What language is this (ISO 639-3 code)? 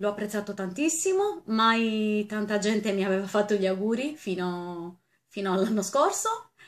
ita